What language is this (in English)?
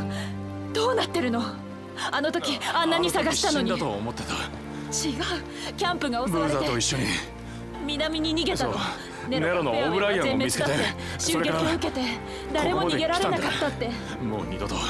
Japanese